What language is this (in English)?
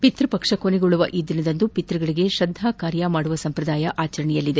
Kannada